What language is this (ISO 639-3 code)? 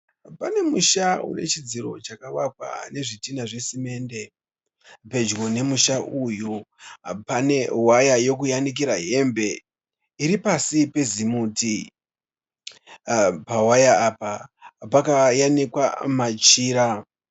sna